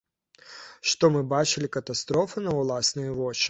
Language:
Belarusian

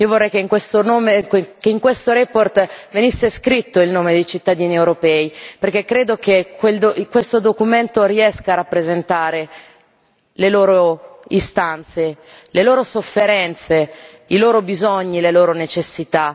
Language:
Italian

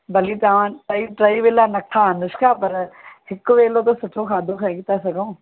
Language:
Sindhi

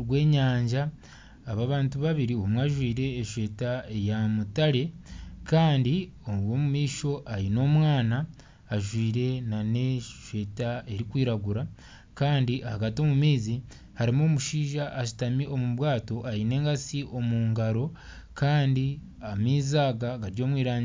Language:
Nyankole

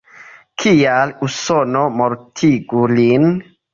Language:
Esperanto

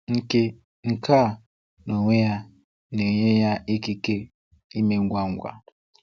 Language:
Igbo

